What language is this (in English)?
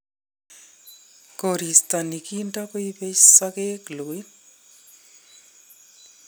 Kalenjin